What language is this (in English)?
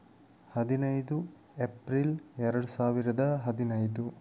Kannada